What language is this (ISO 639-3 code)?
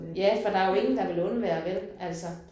dan